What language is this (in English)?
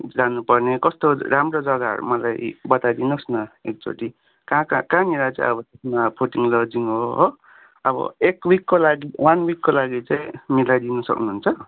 Nepali